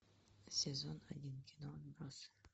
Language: Russian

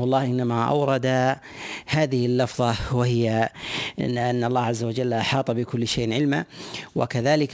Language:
Arabic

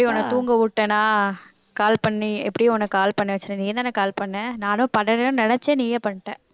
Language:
Tamil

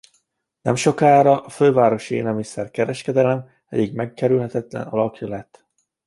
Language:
Hungarian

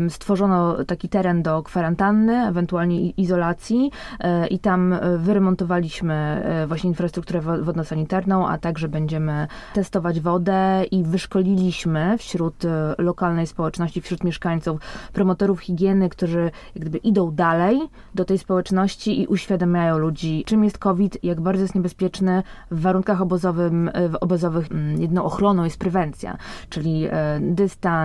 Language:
Polish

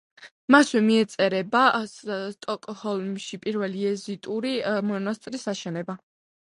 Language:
Georgian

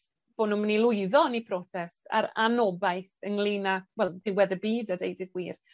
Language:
Welsh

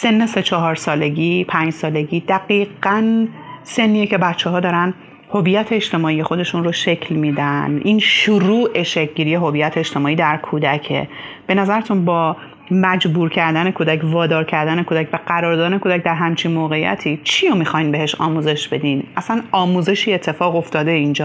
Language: Persian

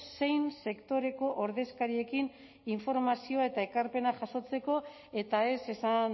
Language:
Basque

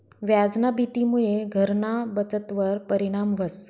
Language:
Marathi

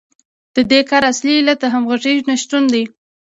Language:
Pashto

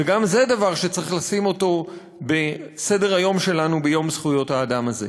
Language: Hebrew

